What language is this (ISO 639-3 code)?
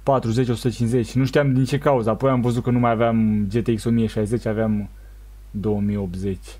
ron